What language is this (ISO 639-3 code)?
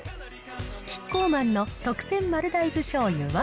jpn